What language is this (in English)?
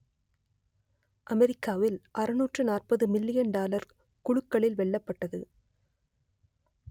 Tamil